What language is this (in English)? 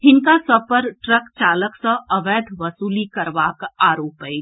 Maithili